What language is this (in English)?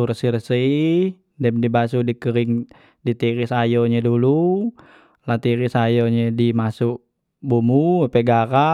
Musi